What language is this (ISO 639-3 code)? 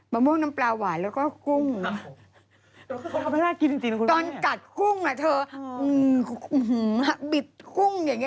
tha